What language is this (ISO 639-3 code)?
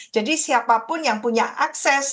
ind